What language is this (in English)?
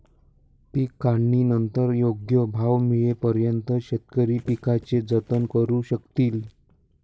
Marathi